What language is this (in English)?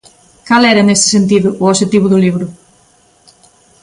Galician